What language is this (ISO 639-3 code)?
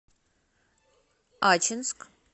rus